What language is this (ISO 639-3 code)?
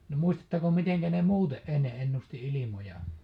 fin